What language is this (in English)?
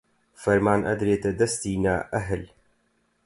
Central Kurdish